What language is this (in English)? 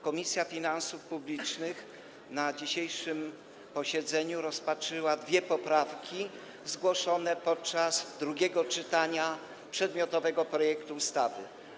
Polish